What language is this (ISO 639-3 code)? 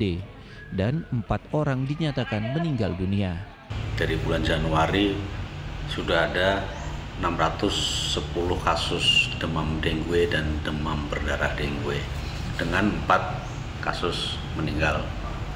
ind